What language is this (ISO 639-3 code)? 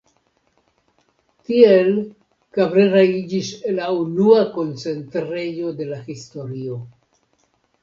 epo